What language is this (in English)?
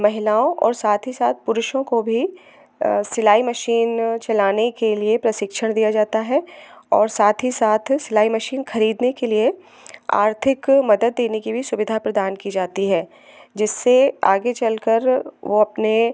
Hindi